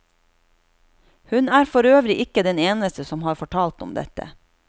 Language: Norwegian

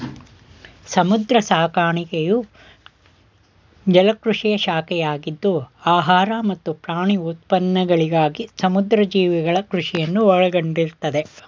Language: Kannada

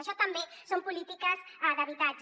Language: Catalan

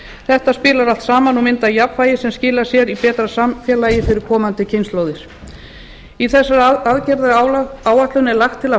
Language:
Icelandic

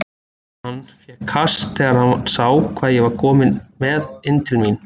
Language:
Icelandic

